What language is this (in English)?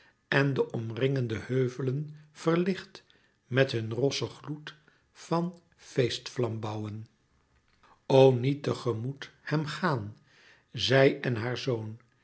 Dutch